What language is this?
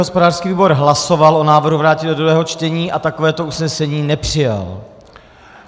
Czech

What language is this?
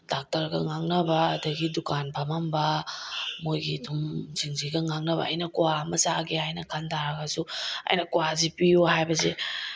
Manipuri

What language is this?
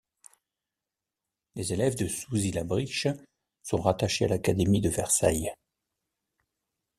French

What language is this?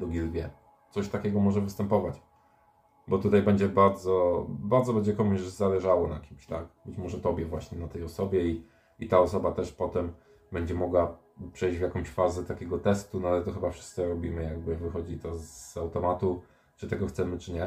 Polish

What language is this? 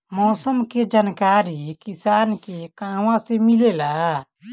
Bhojpuri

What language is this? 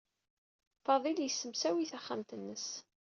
Kabyle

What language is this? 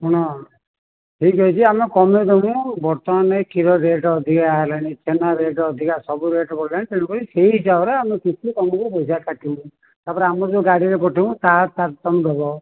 Odia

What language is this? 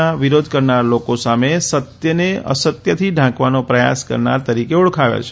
Gujarati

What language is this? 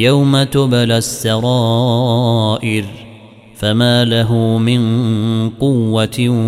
Arabic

